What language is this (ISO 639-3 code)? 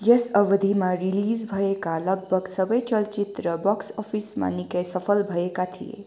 nep